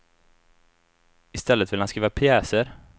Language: Swedish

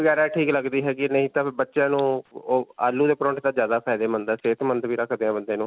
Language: Punjabi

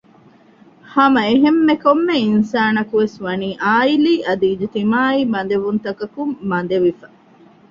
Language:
Divehi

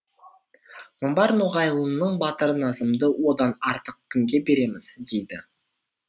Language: Kazakh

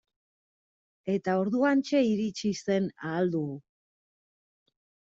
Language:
Basque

